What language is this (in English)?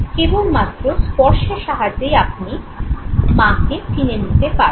Bangla